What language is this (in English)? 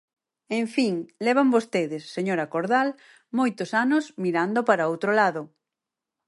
Galician